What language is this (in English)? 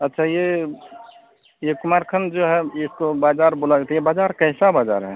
Hindi